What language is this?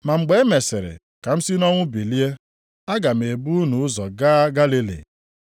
Igbo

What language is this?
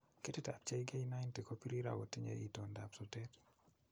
Kalenjin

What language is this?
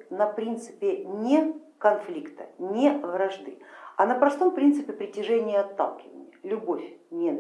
Russian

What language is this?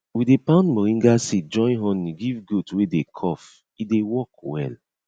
Nigerian Pidgin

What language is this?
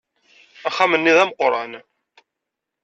Kabyle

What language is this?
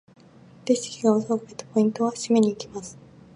Japanese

